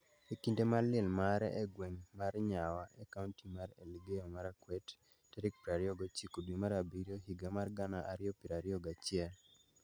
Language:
Luo (Kenya and Tanzania)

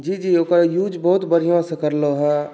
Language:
Maithili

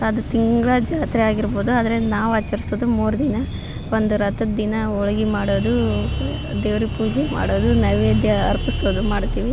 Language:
Kannada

